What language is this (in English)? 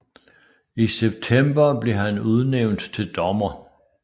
Danish